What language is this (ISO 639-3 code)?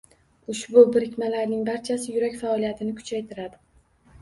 uzb